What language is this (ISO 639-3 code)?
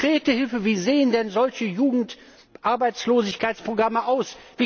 deu